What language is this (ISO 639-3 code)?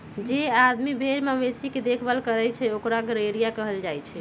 mag